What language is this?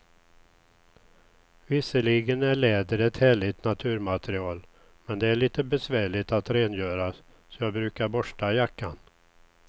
Swedish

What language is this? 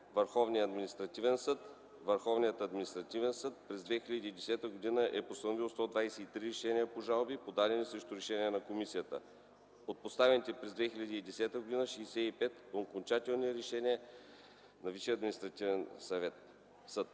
Bulgarian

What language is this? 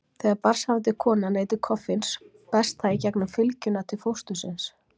Icelandic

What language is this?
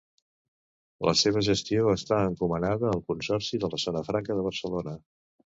Catalan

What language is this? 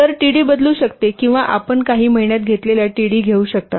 Marathi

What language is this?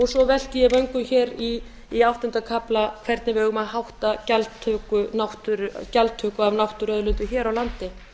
Icelandic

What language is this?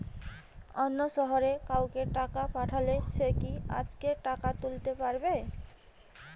Bangla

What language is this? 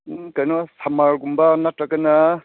Manipuri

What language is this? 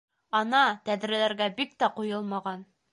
Bashkir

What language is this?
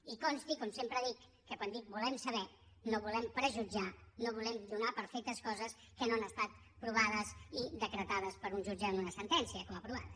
Catalan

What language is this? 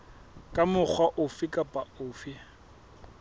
Southern Sotho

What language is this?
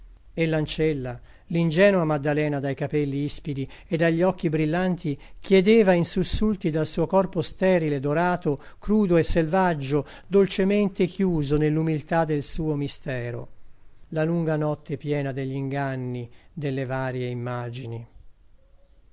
Italian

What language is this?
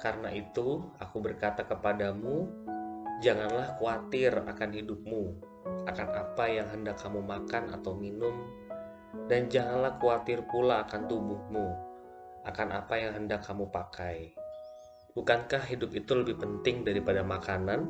Indonesian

